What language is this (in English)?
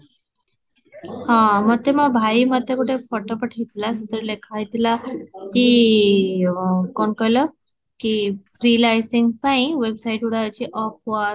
Odia